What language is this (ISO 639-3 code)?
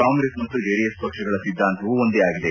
kan